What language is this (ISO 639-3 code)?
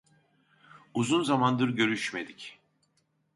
tur